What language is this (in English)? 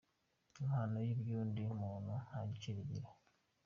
Kinyarwanda